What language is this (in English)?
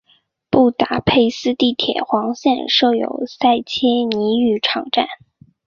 Chinese